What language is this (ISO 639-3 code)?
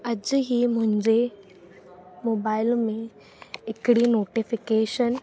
snd